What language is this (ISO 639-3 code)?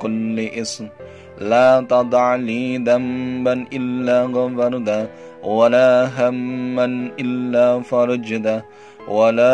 ind